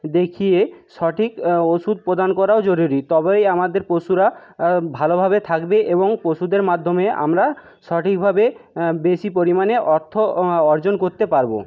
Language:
Bangla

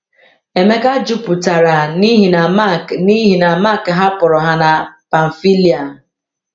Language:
Igbo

